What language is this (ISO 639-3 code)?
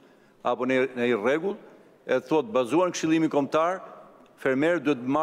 ron